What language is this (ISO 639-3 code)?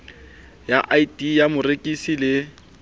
sot